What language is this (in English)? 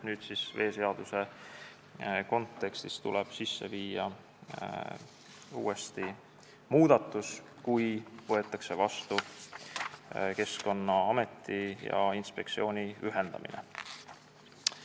Estonian